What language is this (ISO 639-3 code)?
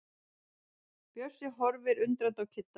isl